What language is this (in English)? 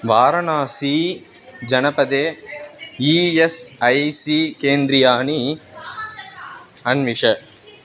Sanskrit